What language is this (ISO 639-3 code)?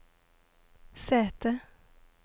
nor